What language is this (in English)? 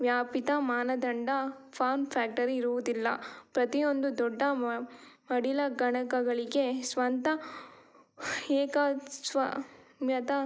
Kannada